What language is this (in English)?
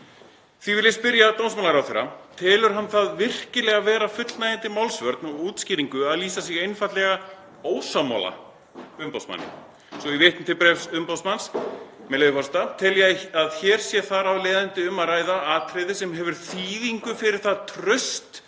Icelandic